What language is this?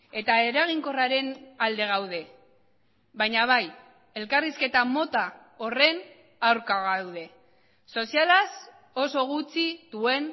Basque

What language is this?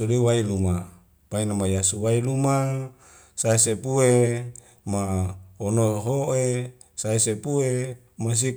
Wemale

